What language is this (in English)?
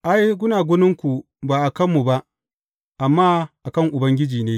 Hausa